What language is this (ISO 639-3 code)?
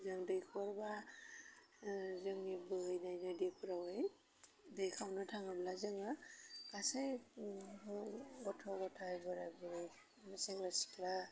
brx